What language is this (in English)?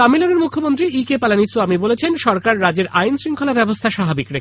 Bangla